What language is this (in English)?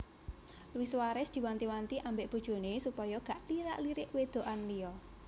Javanese